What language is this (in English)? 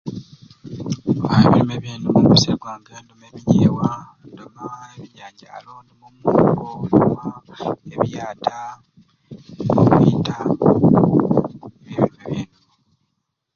Ruuli